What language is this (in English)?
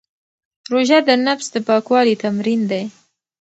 Pashto